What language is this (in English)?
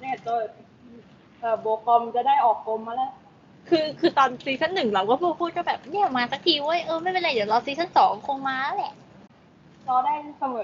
Thai